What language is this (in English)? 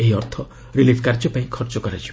Odia